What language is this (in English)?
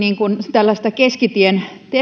Finnish